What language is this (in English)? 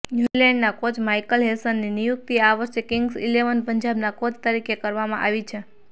Gujarati